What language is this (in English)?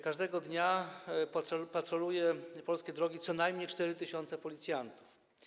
Polish